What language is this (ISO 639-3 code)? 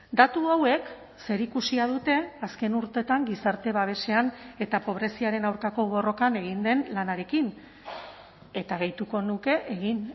eus